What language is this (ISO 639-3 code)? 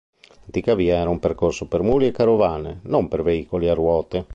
ita